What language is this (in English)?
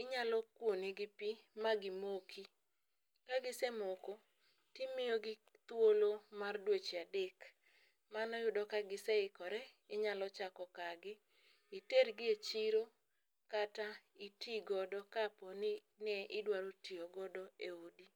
Luo (Kenya and Tanzania)